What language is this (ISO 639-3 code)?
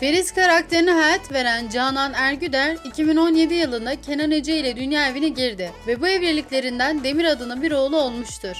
tur